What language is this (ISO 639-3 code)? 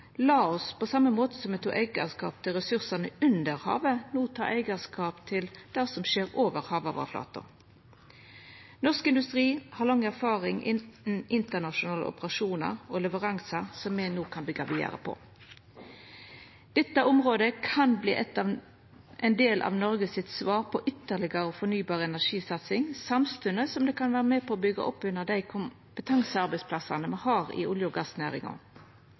nno